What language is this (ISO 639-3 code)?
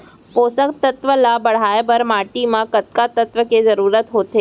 hne